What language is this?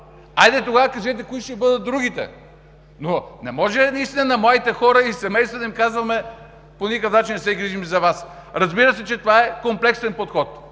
Bulgarian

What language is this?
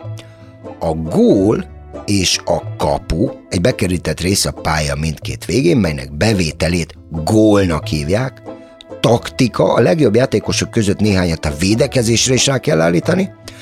Hungarian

